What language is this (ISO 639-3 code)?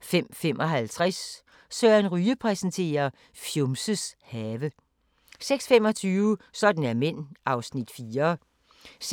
dan